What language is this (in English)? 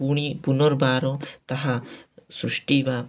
Odia